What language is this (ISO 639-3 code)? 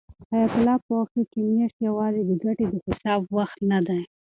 pus